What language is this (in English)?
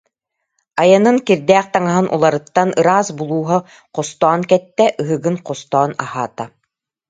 Yakut